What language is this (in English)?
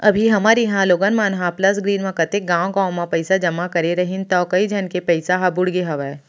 Chhattisgarhi